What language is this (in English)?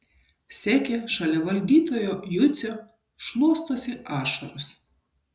Lithuanian